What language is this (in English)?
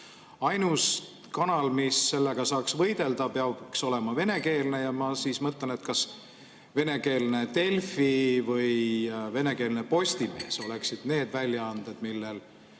Estonian